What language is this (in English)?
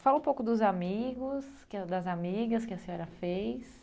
Portuguese